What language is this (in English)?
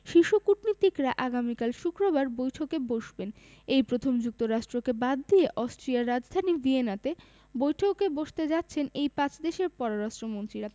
Bangla